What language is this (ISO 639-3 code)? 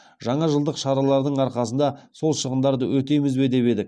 kaz